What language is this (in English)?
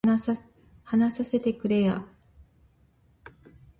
Japanese